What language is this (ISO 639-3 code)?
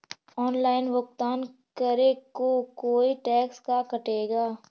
mag